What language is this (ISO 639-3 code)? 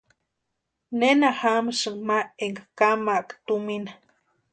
pua